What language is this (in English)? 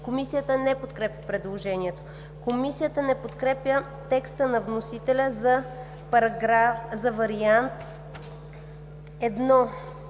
Bulgarian